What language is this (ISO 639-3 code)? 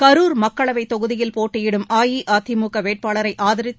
tam